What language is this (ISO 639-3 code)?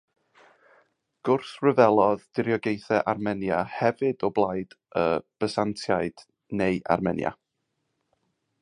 cym